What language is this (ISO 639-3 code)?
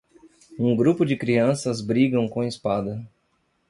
por